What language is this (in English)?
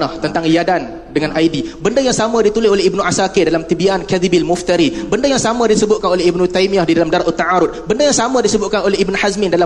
Malay